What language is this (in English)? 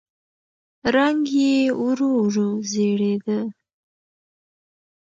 Pashto